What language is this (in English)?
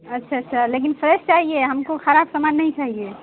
Urdu